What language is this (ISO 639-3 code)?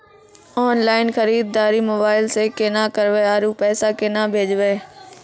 mai